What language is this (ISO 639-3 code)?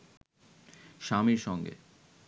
ben